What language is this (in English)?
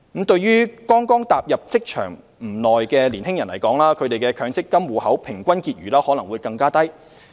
Cantonese